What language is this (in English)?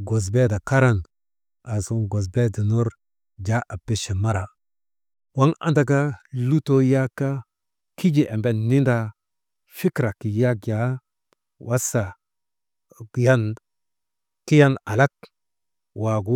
Maba